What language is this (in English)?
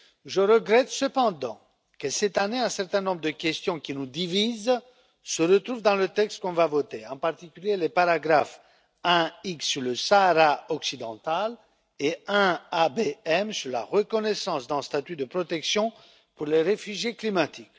French